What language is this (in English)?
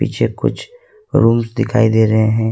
Hindi